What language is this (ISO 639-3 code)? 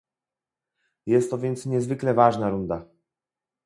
pol